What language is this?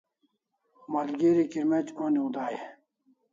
Kalasha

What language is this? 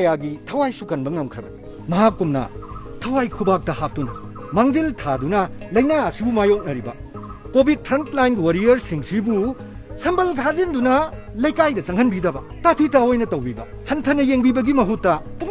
Korean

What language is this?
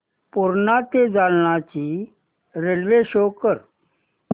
Marathi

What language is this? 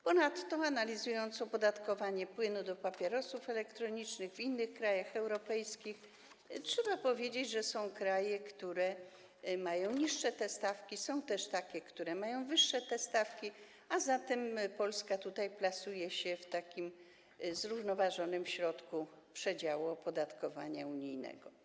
Polish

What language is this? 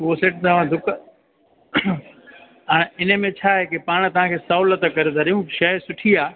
Sindhi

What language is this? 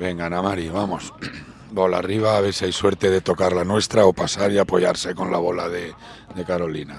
Spanish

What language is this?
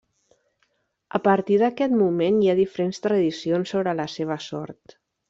Catalan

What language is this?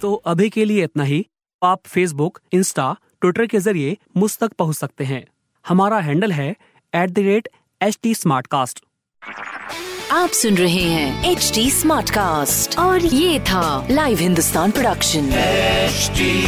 Hindi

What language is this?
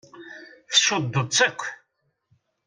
Kabyle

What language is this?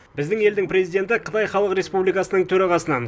Kazakh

